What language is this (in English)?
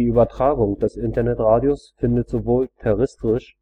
German